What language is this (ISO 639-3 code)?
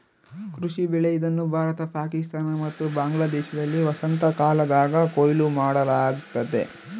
kan